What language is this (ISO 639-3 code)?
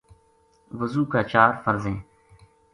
gju